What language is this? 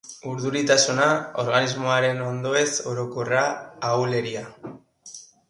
Basque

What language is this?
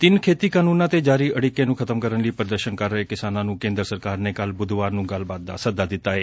Punjabi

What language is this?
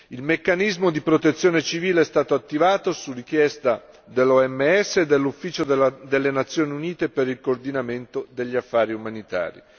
Italian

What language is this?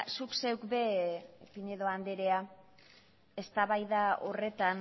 Basque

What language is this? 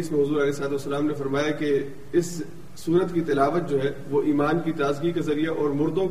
Urdu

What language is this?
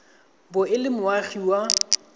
Tswana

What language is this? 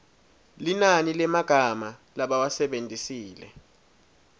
Swati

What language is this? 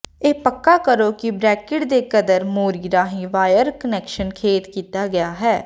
Punjabi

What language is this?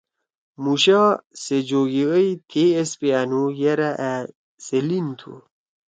Torwali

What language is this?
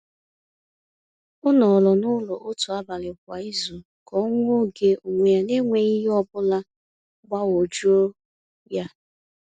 Igbo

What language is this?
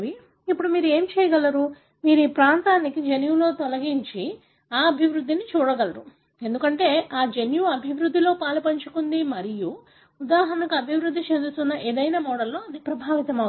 Telugu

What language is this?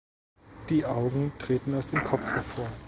German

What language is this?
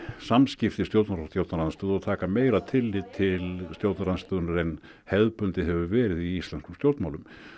Icelandic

